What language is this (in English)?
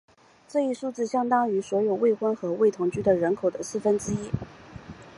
Chinese